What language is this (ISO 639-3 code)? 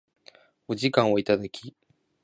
jpn